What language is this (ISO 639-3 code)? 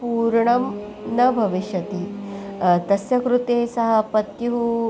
san